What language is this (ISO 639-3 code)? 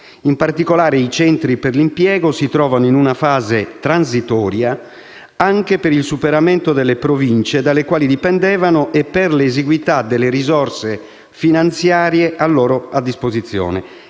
ita